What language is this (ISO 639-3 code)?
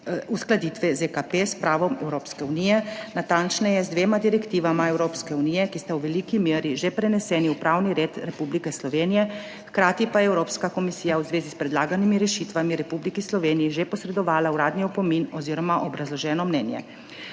slv